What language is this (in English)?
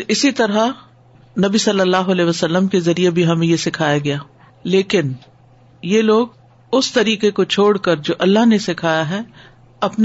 Urdu